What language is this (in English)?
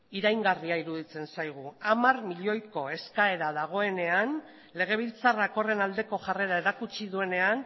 Basque